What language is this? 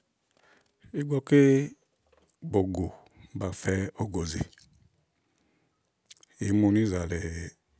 Igo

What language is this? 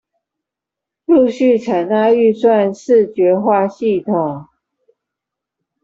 Chinese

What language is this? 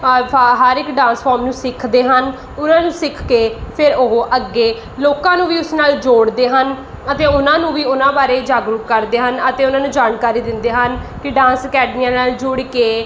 Punjabi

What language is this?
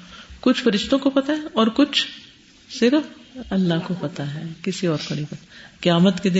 Urdu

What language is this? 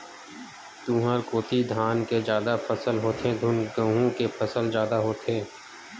Chhattisgarhi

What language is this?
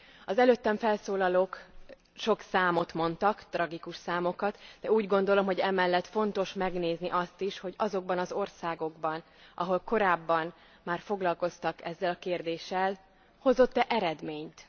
Hungarian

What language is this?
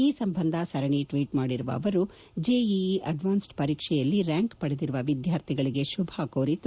Kannada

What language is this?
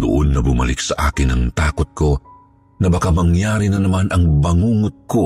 Filipino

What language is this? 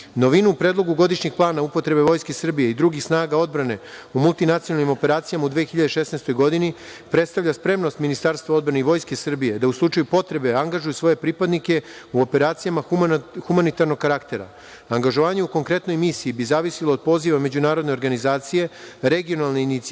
Serbian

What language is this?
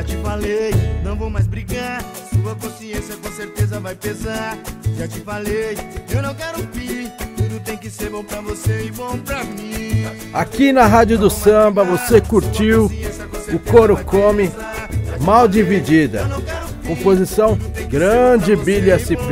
Portuguese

